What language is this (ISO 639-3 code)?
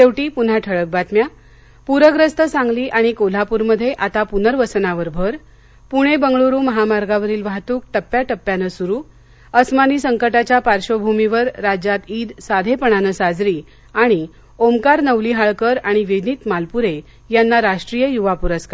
mar